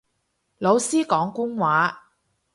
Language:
Cantonese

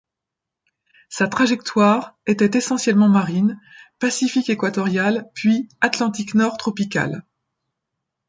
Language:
French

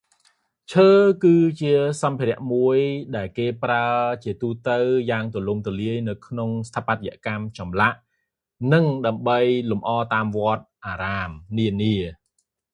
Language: Khmer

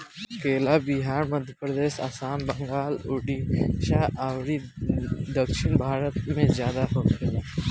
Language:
Bhojpuri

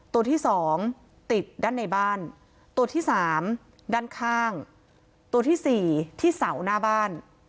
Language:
Thai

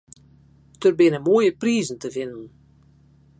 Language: Western Frisian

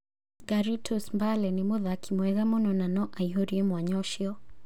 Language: Kikuyu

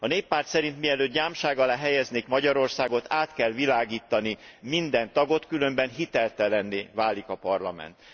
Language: Hungarian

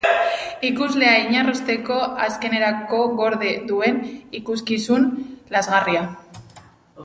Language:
Basque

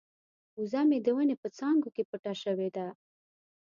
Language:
Pashto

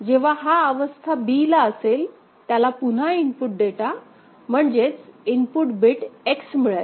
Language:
Marathi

